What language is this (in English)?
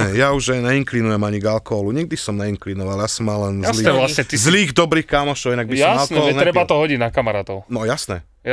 Slovak